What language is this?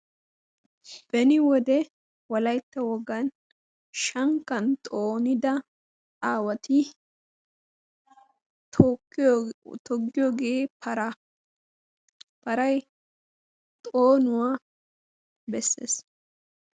Wolaytta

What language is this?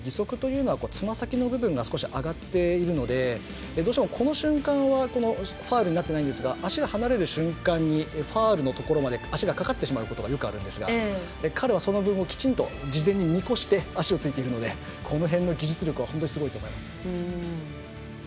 Japanese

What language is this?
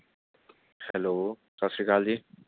Punjabi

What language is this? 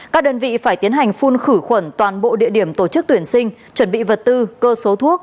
Vietnamese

